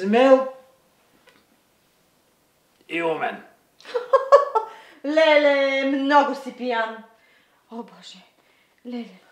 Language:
Portuguese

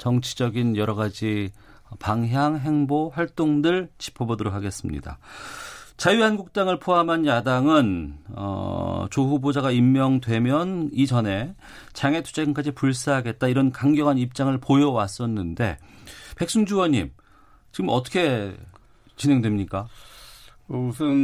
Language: Korean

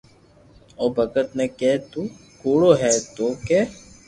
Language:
Loarki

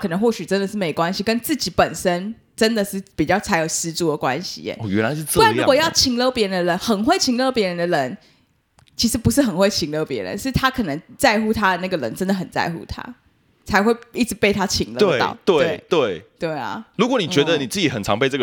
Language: Chinese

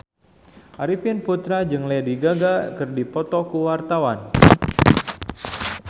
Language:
Sundanese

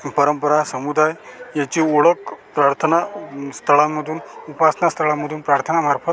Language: Marathi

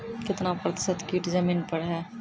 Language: Maithili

